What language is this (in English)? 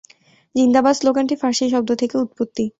Bangla